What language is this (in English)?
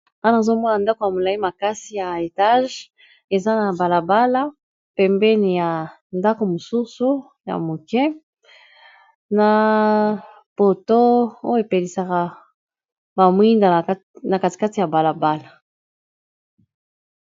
Lingala